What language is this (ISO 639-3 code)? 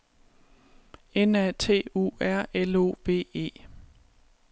dan